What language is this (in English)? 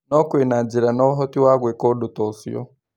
Kikuyu